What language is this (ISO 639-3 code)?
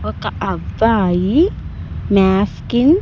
tel